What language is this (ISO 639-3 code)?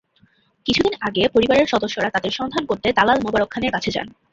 ben